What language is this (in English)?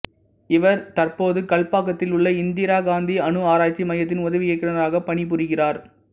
Tamil